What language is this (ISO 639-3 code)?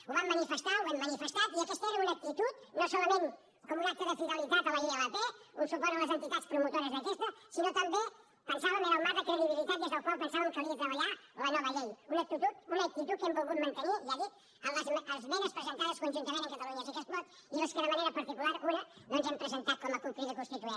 cat